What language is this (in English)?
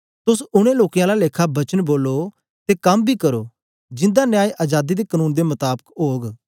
Dogri